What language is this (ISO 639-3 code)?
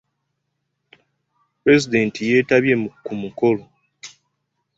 lug